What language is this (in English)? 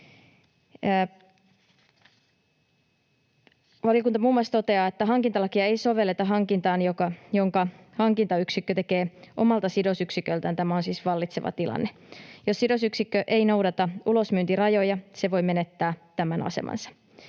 Finnish